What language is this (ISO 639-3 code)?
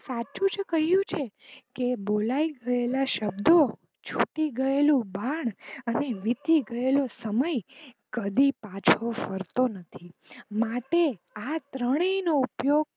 guj